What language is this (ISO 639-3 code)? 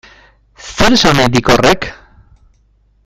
eus